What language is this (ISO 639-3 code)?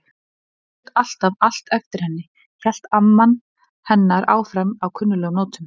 isl